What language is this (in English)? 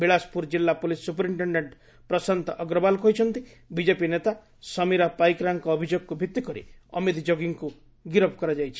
Odia